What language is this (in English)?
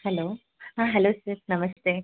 Kannada